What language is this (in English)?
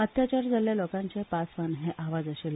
Konkani